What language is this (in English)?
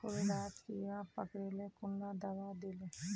Magahi